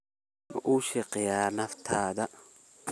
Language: Somali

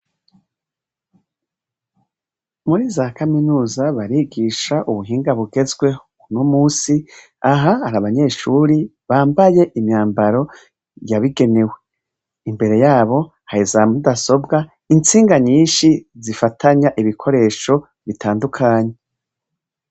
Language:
Rundi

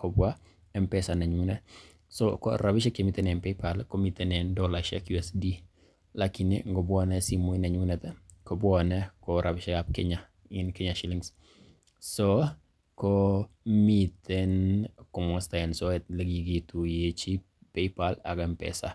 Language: Kalenjin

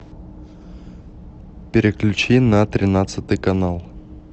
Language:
Russian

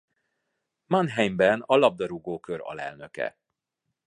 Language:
Hungarian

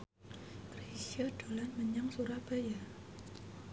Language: Javanese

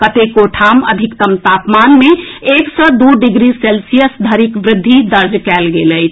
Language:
Maithili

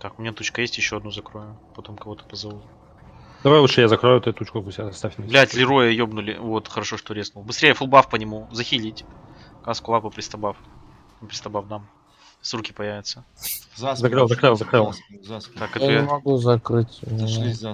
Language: Russian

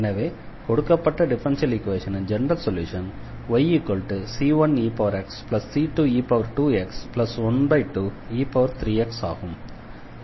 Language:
Tamil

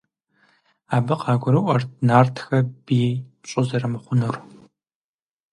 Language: Kabardian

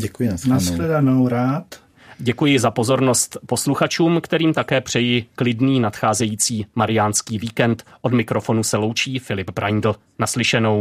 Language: Czech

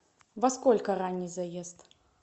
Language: Russian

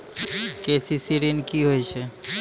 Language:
Maithili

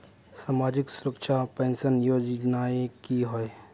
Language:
Magahi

